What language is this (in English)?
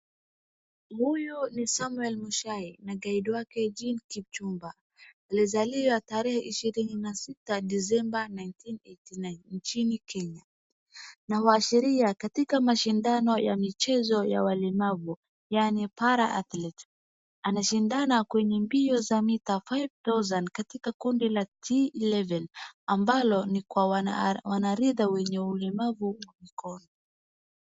Swahili